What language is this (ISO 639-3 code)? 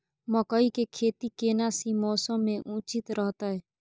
mai